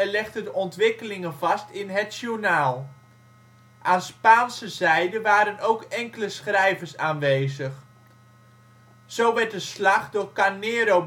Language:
Dutch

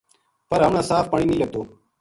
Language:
Gujari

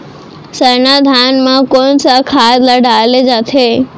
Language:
Chhattisgarhi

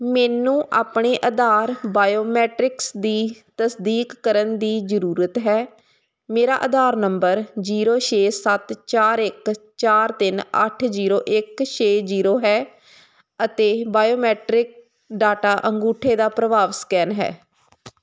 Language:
Punjabi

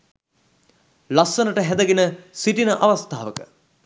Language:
Sinhala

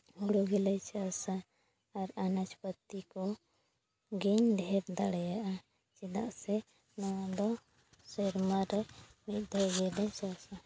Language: Santali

